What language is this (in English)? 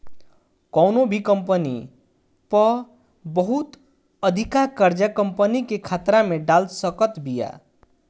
Bhojpuri